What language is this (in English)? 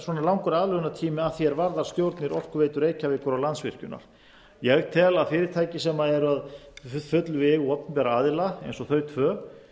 Icelandic